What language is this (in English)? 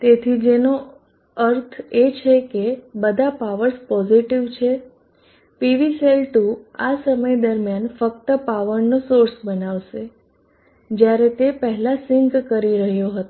Gujarati